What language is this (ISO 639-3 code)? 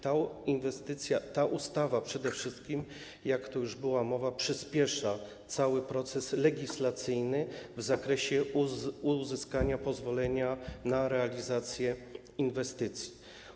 pol